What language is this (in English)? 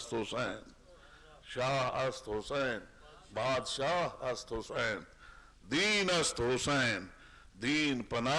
Arabic